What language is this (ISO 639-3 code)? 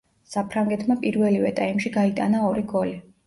kat